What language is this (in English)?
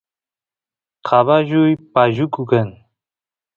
Santiago del Estero Quichua